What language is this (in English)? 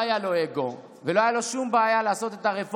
Hebrew